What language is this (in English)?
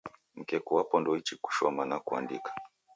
Taita